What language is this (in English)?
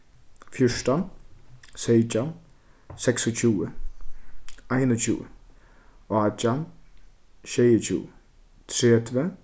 Faroese